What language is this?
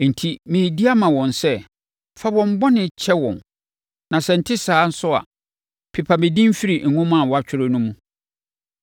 Akan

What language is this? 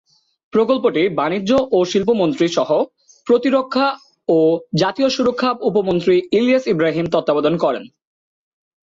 Bangla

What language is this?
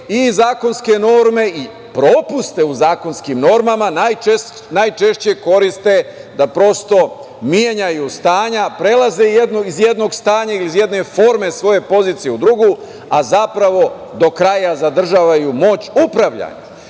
Serbian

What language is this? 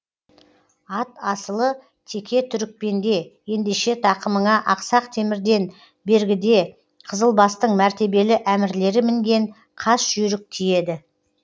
Kazakh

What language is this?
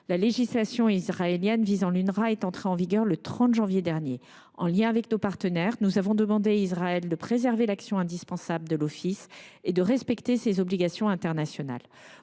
French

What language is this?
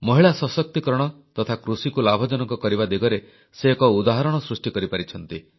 Odia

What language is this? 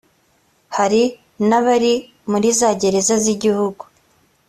Kinyarwanda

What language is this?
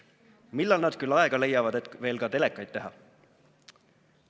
Estonian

